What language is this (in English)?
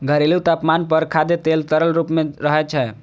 Maithili